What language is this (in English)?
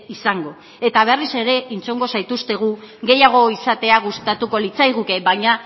Basque